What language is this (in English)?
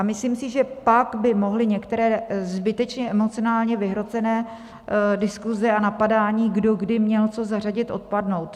Czech